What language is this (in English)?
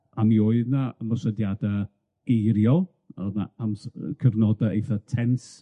Welsh